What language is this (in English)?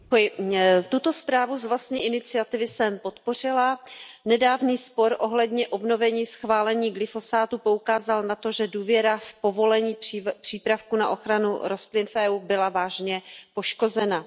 Czech